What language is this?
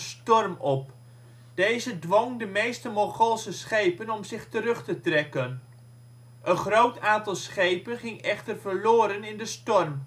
Dutch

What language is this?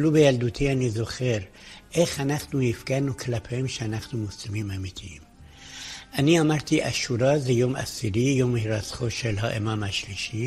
Hebrew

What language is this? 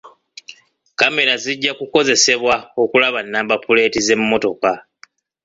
Ganda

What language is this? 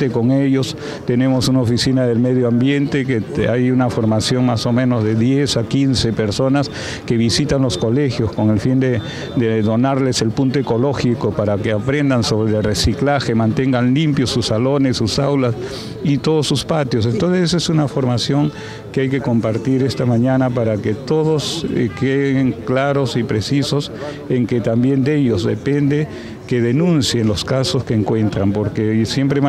Spanish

